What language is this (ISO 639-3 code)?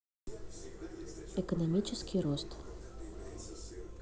rus